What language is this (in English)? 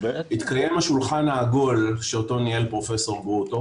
Hebrew